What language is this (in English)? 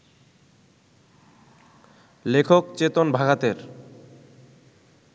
Bangla